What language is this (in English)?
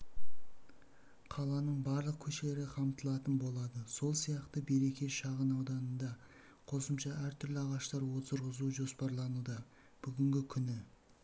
Kazakh